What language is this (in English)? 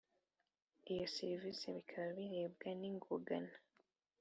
Kinyarwanda